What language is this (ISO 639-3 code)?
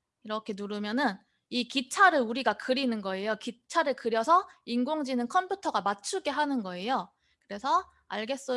kor